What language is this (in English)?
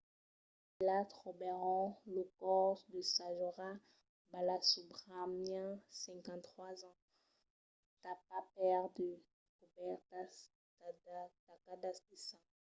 Occitan